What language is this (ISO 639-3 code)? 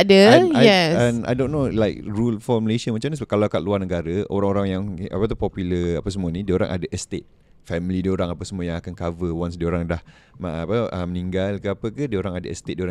msa